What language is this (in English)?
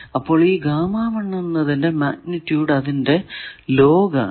Malayalam